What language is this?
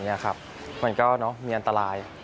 Thai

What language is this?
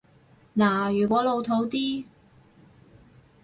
Cantonese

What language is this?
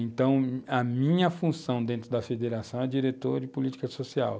Portuguese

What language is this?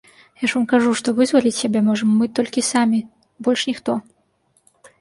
Belarusian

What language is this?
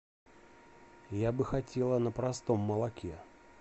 Russian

